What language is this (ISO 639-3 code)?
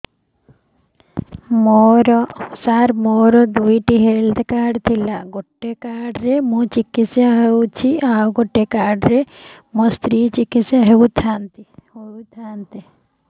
ori